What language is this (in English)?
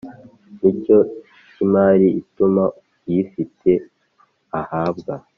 Kinyarwanda